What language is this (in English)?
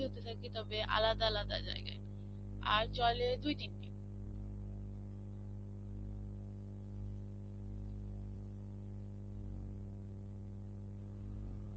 Bangla